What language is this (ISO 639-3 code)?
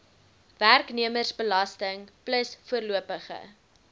afr